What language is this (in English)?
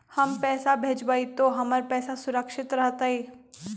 Magahi